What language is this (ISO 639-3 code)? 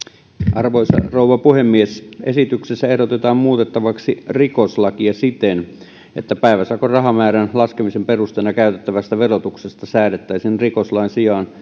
fin